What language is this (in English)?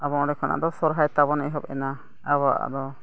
Santali